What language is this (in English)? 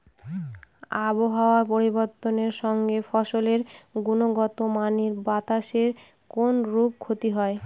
Bangla